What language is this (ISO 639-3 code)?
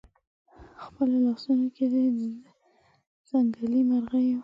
pus